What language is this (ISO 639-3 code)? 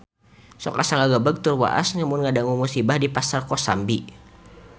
sun